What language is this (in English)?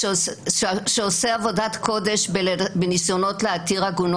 Hebrew